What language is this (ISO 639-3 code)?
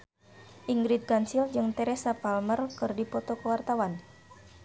sun